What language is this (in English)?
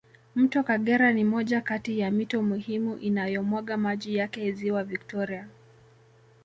Swahili